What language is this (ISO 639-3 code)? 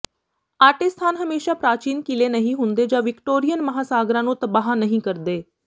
pan